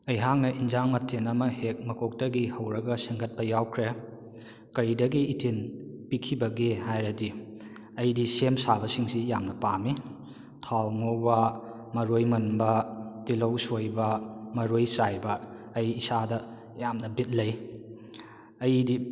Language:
Manipuri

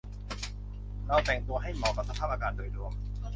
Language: Thai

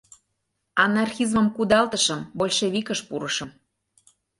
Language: Mari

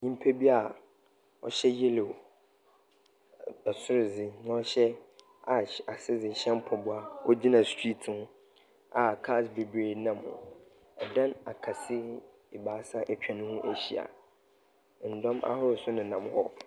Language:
Akan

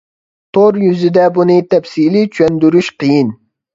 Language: Uyghur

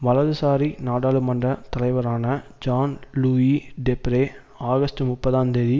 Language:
Tamil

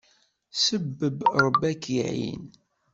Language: Kabyle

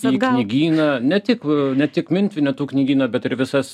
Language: Lithuanian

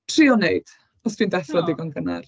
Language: Welsh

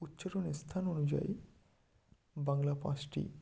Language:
Bangla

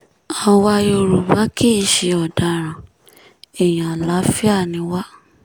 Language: Yoruba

